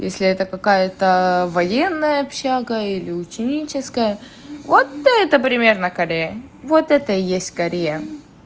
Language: Russian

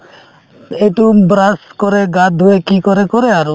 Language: Assamese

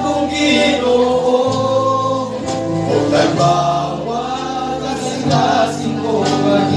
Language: Arabic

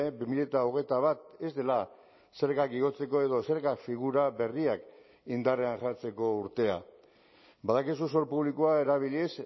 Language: Basque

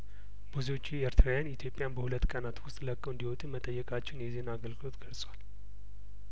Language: Amharic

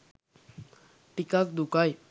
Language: Sinhala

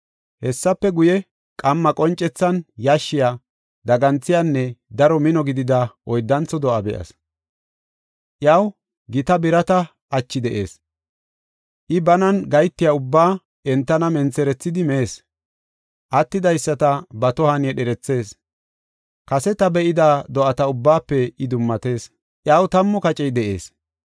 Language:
Gofa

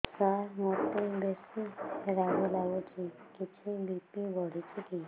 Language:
Odia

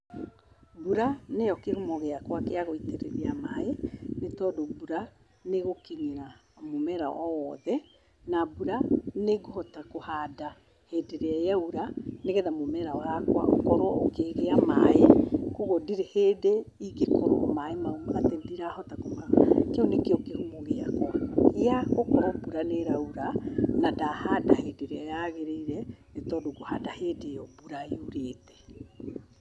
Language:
Kikuyu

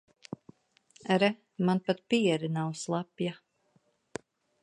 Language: Latvian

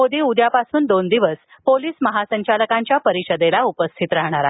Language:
Marathi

